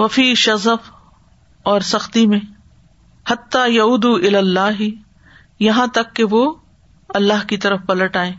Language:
Urdu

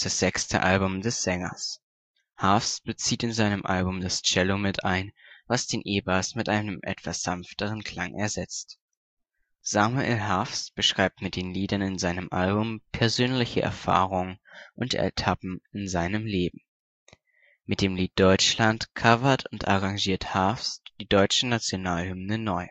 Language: German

